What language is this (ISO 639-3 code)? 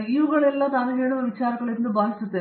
kan